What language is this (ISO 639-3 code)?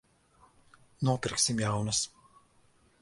lav